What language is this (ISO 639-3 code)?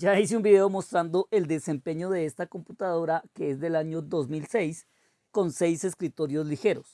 spa